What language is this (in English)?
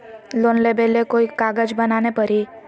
Magahi